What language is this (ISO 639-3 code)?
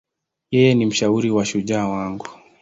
swa